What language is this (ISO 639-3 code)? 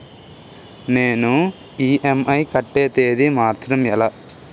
tel